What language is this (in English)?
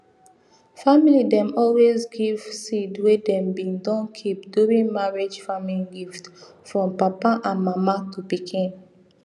Nigerian Pidgin